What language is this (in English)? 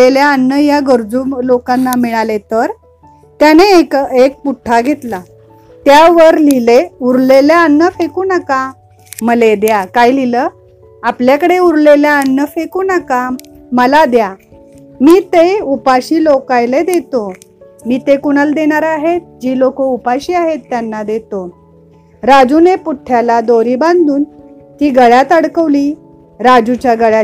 Marathi